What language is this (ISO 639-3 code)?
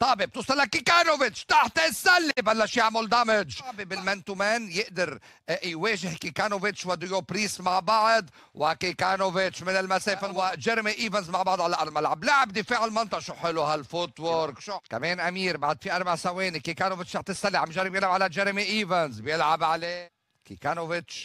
ara